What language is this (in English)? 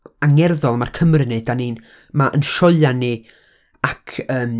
Welsh